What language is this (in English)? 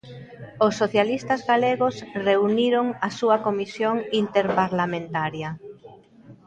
Galician